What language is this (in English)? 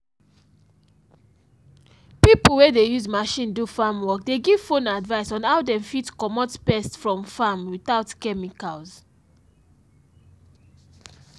Nigerian Pidgin